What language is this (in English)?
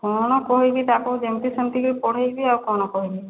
Odia